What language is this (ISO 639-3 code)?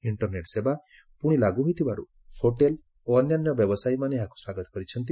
ori